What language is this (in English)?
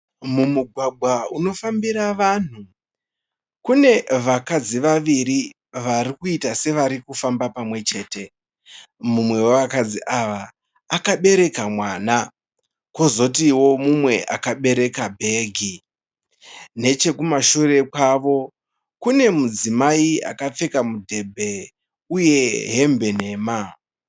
Shona